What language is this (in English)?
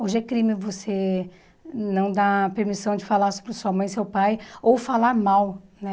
Portuguese